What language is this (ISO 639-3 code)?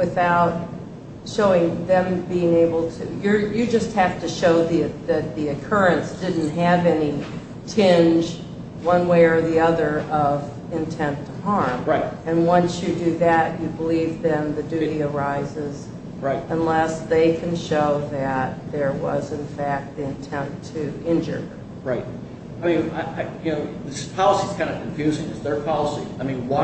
eng